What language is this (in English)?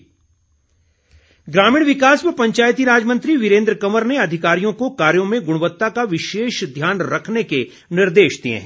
Hindi